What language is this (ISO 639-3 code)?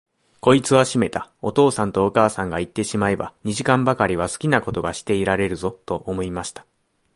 jpn